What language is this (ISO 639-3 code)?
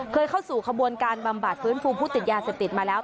tha